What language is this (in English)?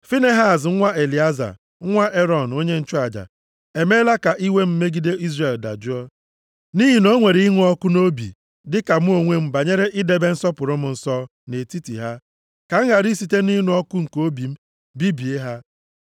Igbo